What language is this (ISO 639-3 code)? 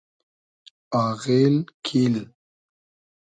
haz